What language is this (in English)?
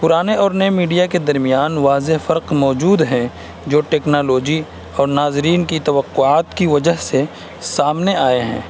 Urdu